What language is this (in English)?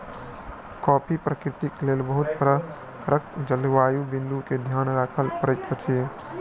Maithili